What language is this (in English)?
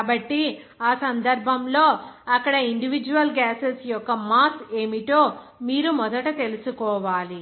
Telugu